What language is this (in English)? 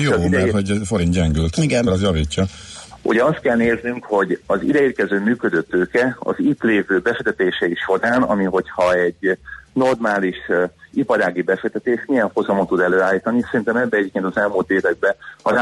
Hungarian